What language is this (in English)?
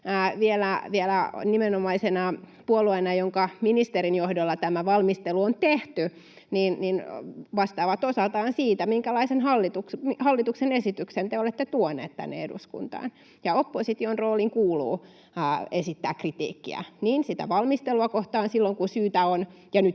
Finnish